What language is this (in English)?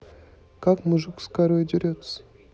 Russian